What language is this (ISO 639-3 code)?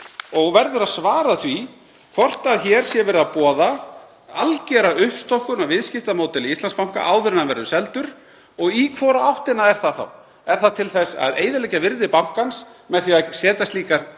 isl